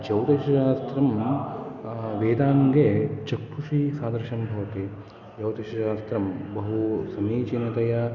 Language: Sanskrit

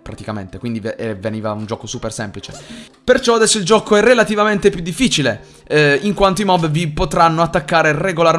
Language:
Italian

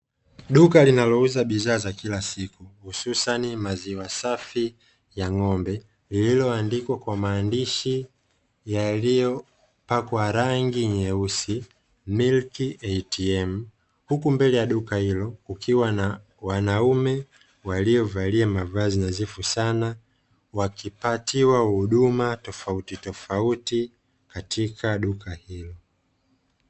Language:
Swahili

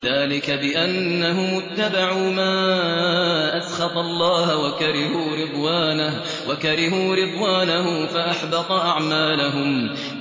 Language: Arabic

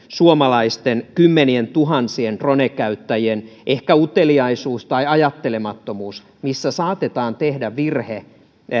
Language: Finnish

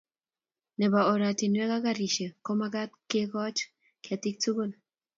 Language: Kalenjin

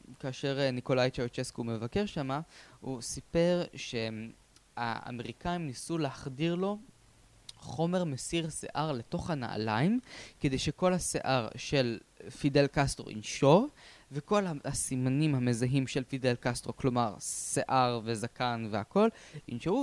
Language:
Hebrew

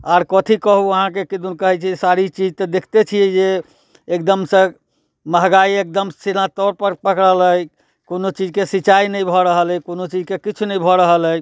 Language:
Maithili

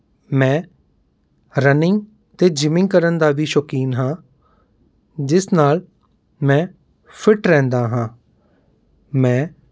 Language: Punjabi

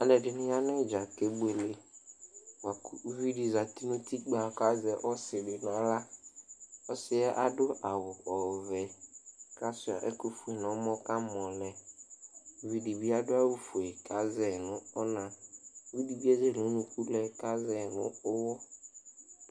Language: Ikposo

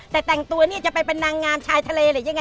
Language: Thai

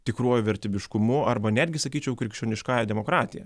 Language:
Lithuanian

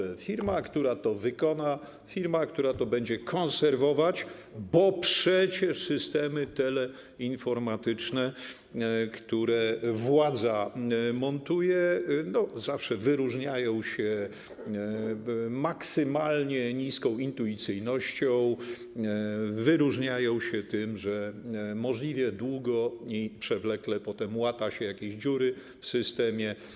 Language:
Polish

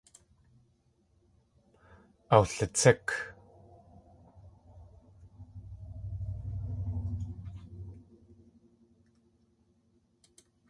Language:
Tlingit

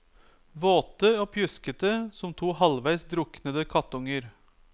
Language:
Norwegian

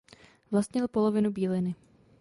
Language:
Czech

